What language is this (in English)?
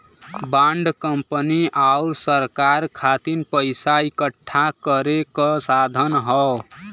Bhojpuri